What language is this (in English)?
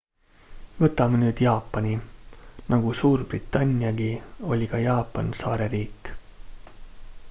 Estonian